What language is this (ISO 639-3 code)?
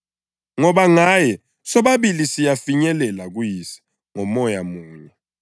nde